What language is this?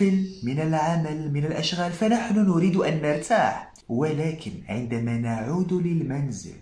Arabic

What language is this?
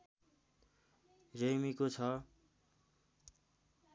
Nepali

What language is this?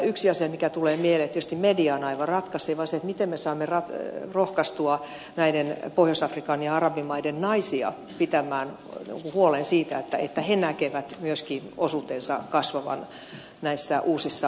Finnish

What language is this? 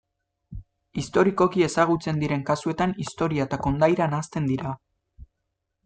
Basque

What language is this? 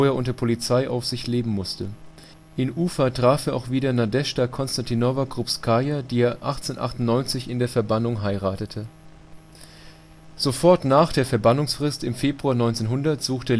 German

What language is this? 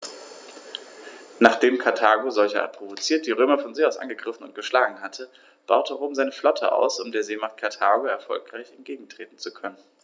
German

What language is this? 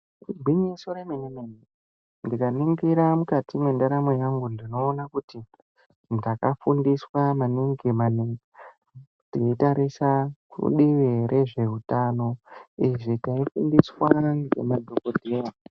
Ndau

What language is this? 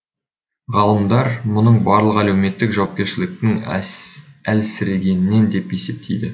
Kazakh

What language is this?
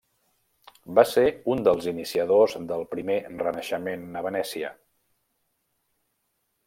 Catalan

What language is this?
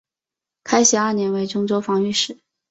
Chinese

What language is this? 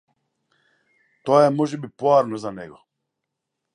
Macedonian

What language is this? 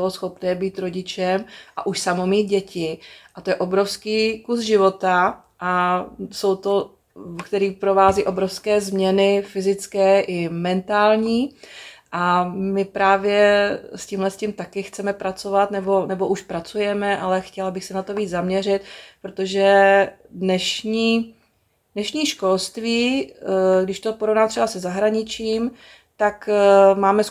Czech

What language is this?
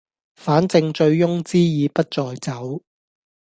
Cantonese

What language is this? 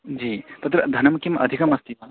Sanskrit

